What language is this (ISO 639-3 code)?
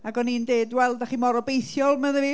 cym